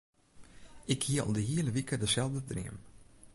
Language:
Western Frisian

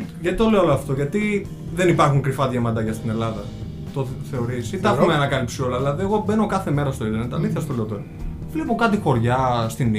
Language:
Greek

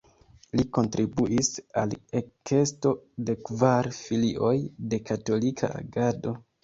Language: Esperanto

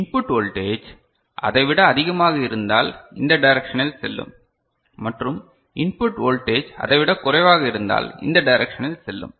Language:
Tamil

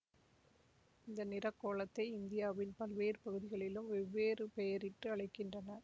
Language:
Tamil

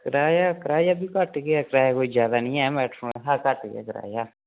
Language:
Dogri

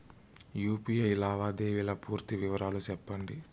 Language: Telugu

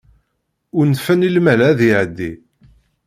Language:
Kabyle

